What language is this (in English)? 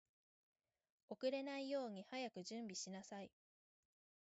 Japanese